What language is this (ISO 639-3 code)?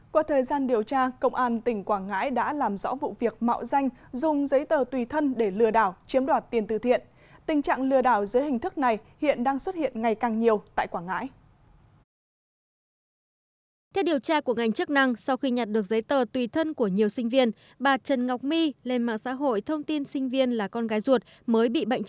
vie